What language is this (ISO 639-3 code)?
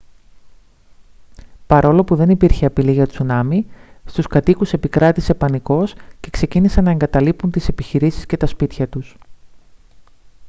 ell